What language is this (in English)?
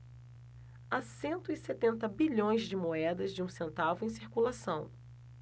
Portuguese